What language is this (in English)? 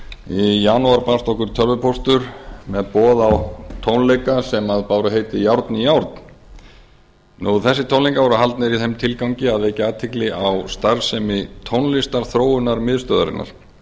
Icelandic